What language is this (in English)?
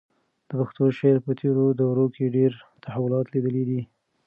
Pashto